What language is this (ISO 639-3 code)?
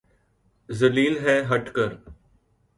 urd